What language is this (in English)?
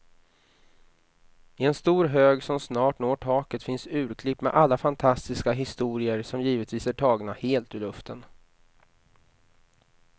Swedish